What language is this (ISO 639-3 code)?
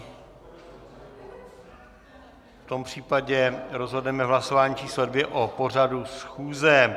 ces